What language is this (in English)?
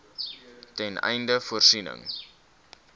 Afrikaans